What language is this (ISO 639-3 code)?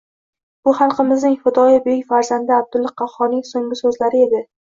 uzb